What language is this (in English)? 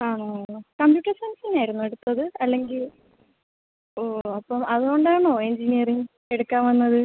Malayalam